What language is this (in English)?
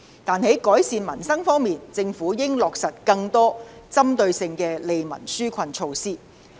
Cantonese